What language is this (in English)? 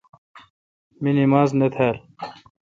Kalkoti